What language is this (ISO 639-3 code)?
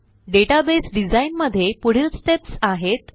mar